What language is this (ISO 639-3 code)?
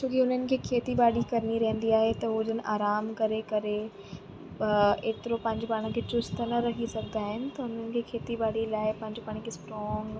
snd